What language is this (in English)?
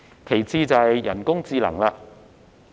Cantonese